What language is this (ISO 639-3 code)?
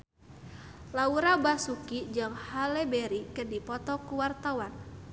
sun